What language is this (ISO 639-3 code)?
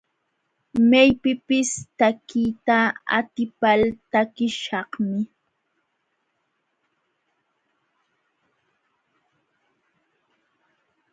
qxw